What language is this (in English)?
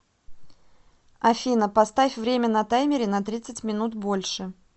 Russian